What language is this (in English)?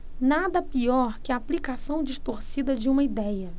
Portuguese